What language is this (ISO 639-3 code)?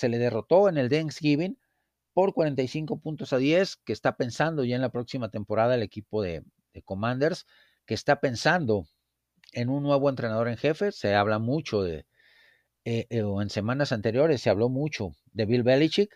spa